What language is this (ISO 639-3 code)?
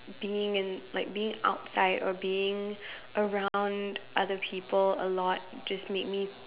eng